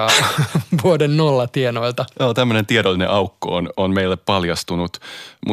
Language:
Finnish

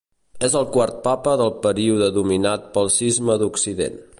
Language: Catalan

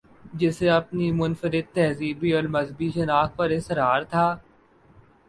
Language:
Urdu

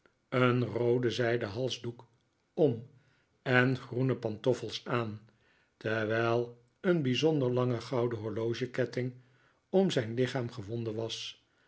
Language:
Dutch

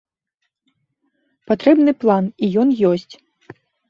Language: Belarusian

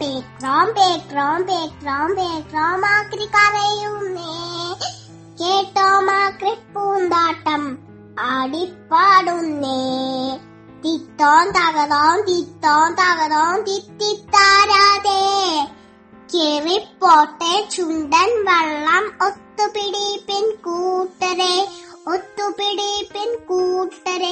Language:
Malayalam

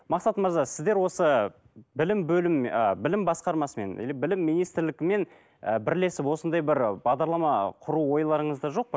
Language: Kazakh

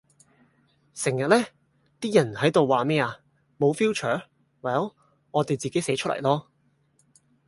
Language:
Cantonese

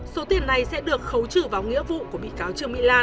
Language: Vietnamese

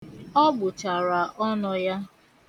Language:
Igbo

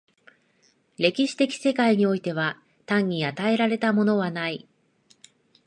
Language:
Japanese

